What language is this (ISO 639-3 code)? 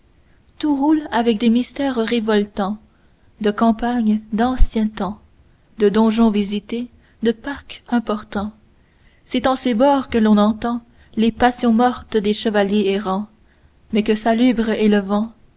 fra